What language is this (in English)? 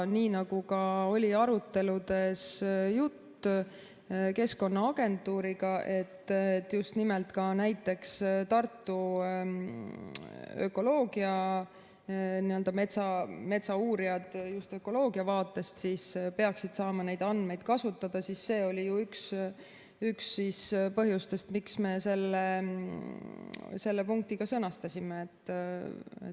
Estonian